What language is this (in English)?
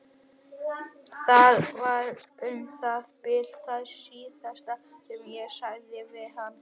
Icelandic